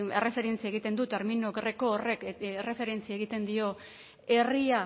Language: Basque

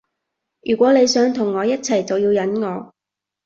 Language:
Cantonese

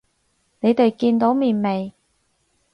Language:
Cantonese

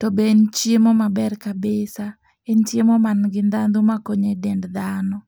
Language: Luo (Kenya and Tanzania)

